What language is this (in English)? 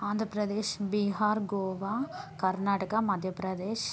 Telugu